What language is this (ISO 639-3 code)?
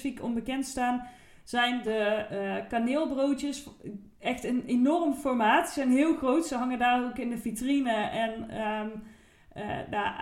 nld